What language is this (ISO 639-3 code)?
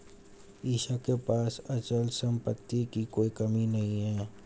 hin